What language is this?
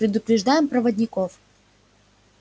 Russian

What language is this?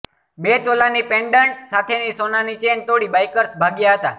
Gujarati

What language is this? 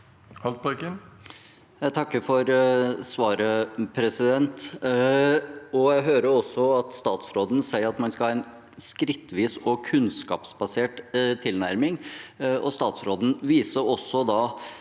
Norwegian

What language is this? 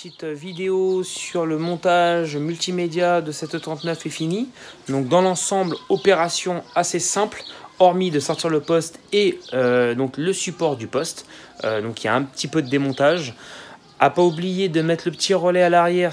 French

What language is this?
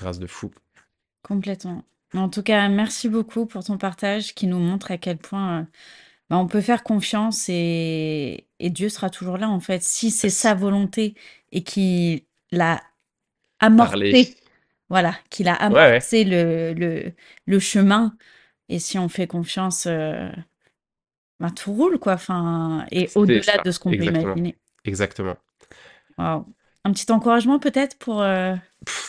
French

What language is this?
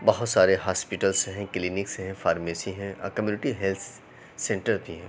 Urdu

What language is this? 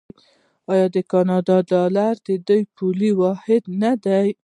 Pashto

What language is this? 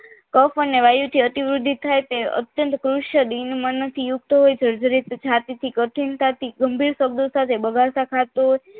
Gujarati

